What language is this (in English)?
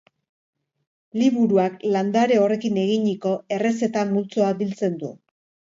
Basque